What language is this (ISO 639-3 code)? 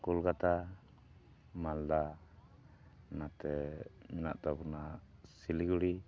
sat